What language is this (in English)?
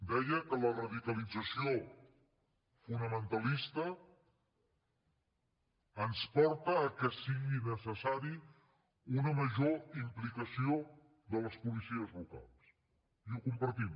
Catalan